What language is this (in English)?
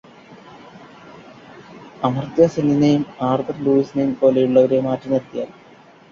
Malayalam